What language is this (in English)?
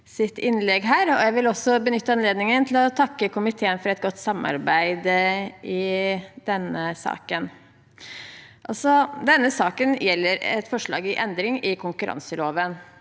Norwegian